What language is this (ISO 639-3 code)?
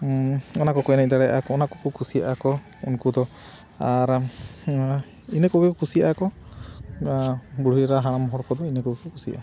sat